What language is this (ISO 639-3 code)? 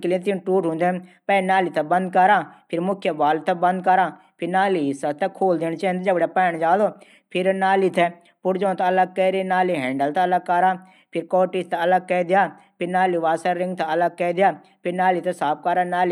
gbm